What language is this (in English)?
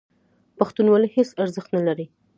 Pashto